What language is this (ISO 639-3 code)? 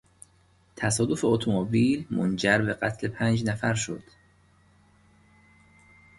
fas